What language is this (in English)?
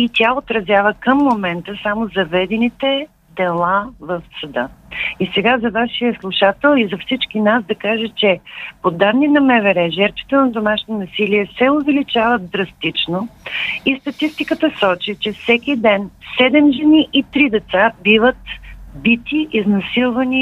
Bulgarian